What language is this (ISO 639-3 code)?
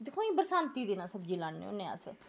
doi